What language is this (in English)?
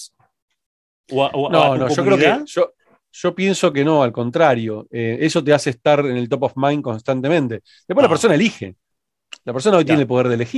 Spanish